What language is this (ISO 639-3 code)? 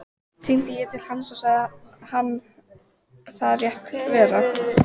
isl